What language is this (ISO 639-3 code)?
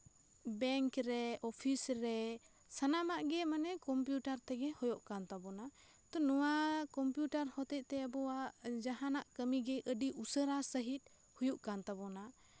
sat